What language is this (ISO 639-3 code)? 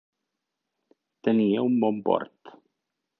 cat